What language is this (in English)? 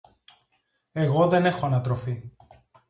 Greek